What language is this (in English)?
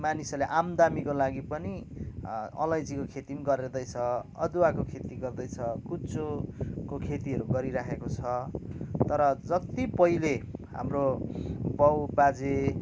Nepali